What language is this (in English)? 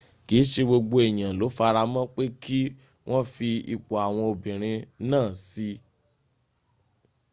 Yoruba